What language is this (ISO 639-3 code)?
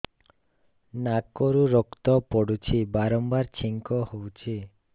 ori